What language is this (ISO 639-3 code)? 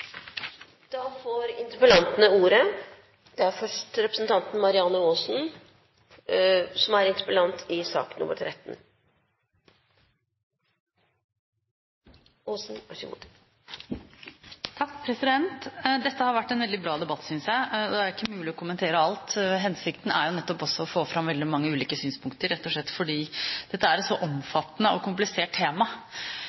nob